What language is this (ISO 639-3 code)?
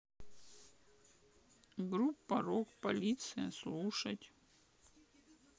rus